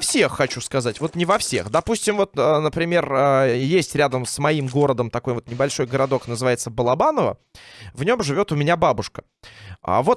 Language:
Russian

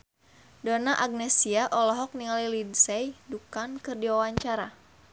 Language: Sundanese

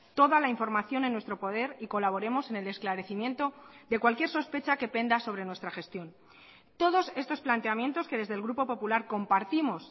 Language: Spanish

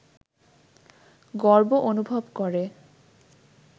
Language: Bangla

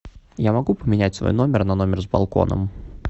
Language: Russian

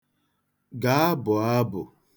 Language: Igbo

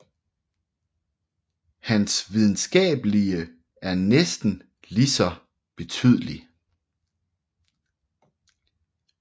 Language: Danish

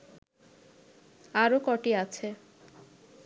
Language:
Bangla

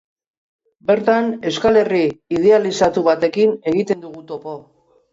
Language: Basque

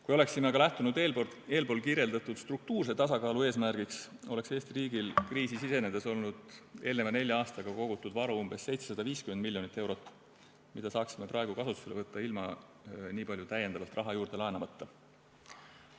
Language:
Estonian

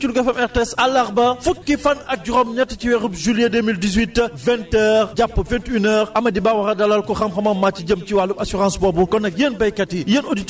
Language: Wolof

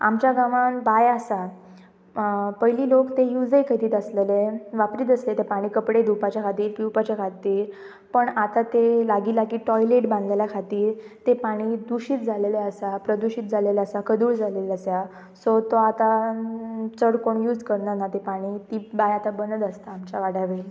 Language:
Konkani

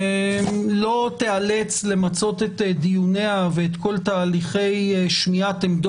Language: Hebrew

